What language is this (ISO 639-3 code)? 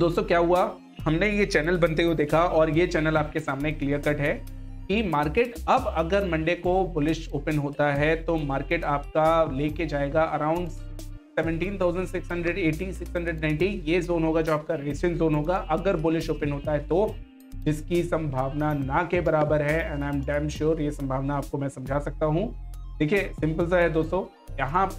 hin